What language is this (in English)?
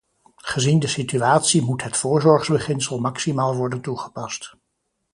Dutch